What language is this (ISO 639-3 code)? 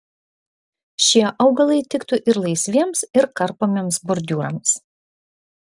lit